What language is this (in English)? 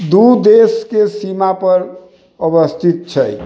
Maithili